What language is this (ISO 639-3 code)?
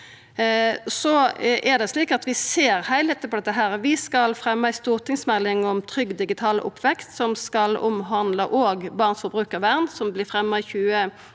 nor